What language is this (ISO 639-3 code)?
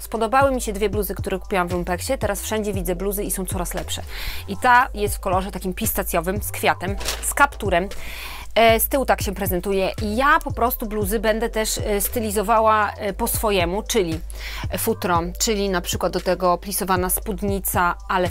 pol